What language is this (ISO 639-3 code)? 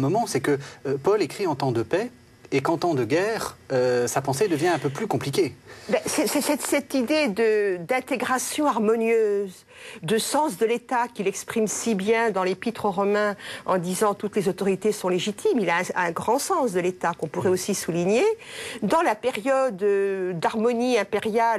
fra